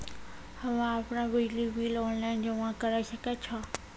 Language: Maithili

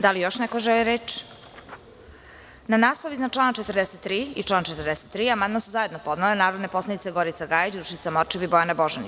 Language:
Serbian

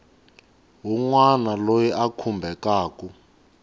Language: Tsonga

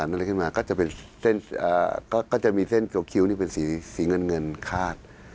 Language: Thai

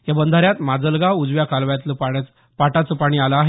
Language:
Marathi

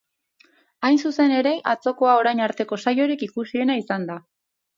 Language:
Basque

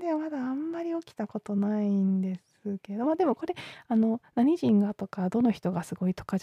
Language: Japanese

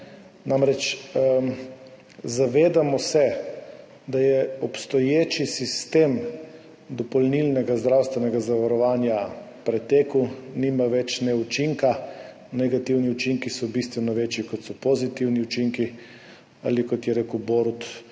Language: Slovenian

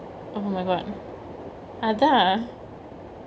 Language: English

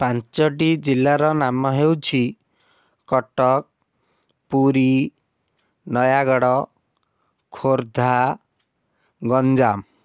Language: Odia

